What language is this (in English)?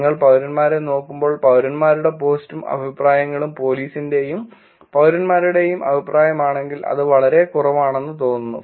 Malayalam